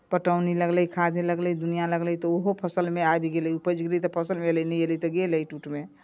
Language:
Maithili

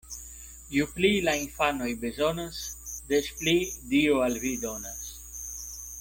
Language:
Esperanto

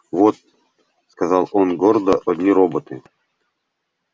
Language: Russian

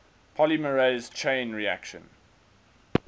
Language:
English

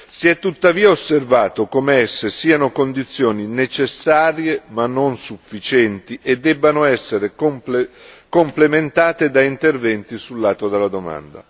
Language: Italian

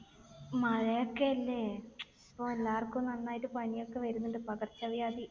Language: Malayalam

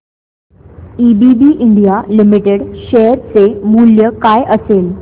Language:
Marathi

